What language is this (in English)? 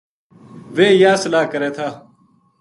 Gujari